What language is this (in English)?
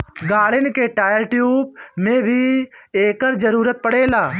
Bhojpuri